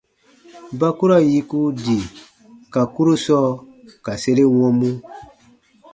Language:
Baatonum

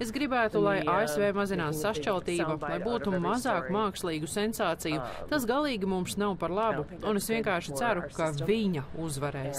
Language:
Latvian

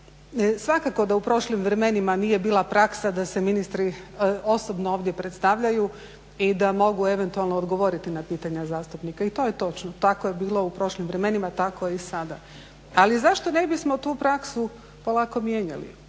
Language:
Croatian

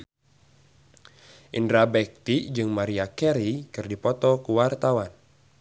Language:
Sundanese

